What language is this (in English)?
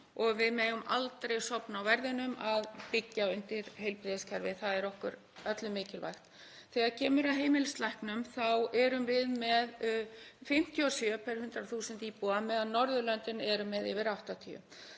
Icelandic